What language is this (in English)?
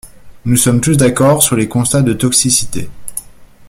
French